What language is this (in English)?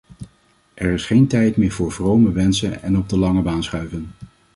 Dutch